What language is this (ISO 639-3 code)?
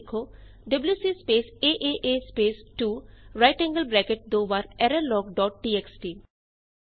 pan